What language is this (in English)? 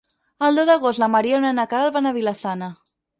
Catalan